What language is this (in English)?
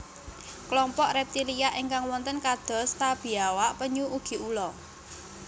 Javanese